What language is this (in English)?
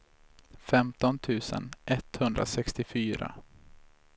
Swedish